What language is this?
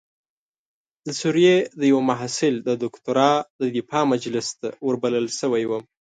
Pashto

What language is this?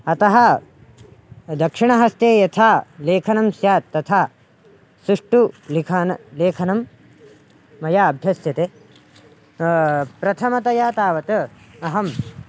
Sanskrit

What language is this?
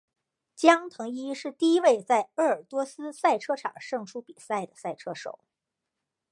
Chinese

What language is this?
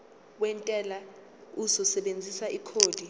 Zulu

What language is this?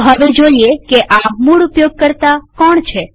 Gujarati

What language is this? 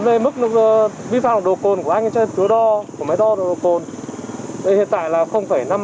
Vietnamese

